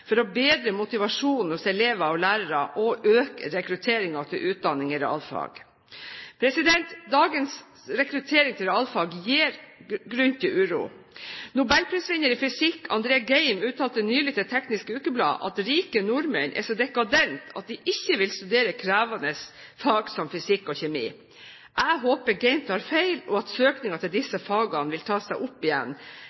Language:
Norwegian Bokmål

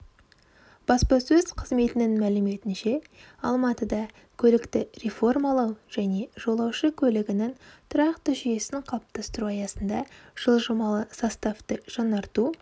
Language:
Kazakh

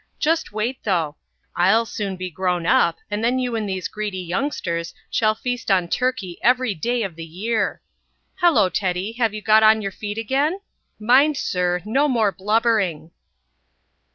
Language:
English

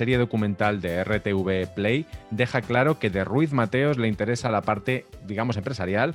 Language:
Spanish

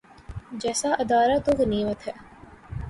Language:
Urdu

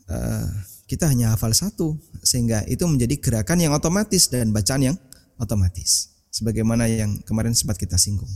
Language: Indonesian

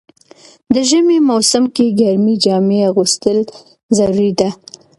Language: Pashto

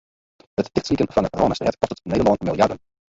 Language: Western Frisian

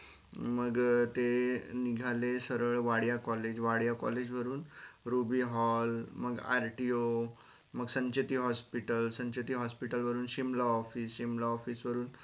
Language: Marathi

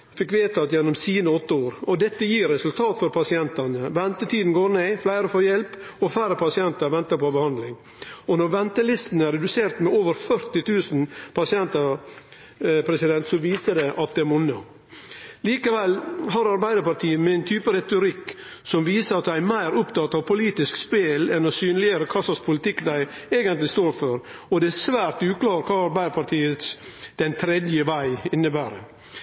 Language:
Norwegian Nynorsk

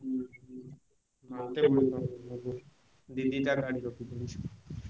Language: Odia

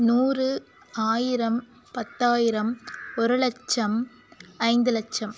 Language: Tamil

